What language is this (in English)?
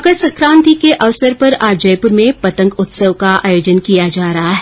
Hindi